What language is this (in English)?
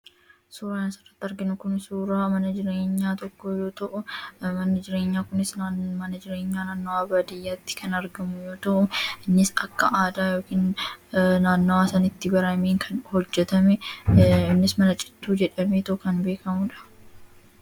Oromo